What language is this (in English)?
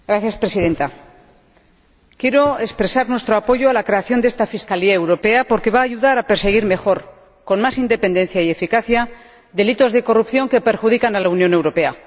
Spanish